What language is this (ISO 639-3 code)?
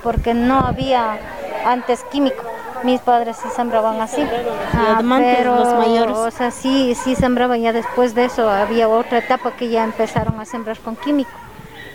spa